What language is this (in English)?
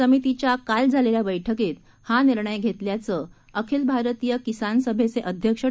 Marathi